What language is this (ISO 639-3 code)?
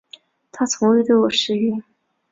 zho